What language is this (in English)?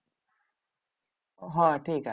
Bangla